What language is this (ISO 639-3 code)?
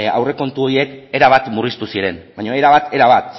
eus